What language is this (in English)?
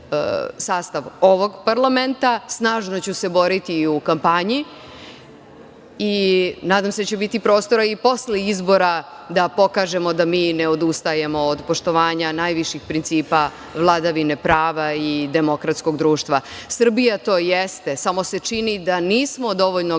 Serbian